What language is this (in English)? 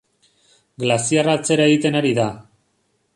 Basque